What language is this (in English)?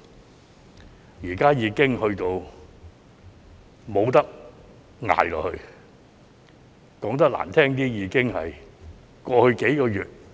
Cantonese